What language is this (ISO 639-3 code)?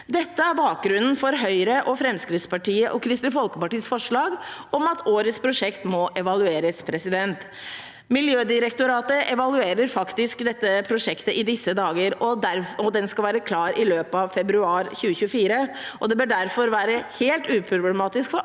nor